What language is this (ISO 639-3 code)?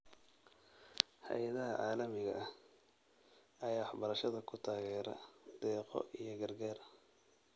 som